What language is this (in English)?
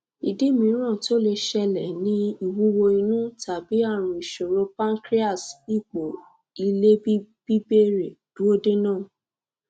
Yoruba